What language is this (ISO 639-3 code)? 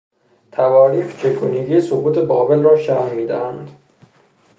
fas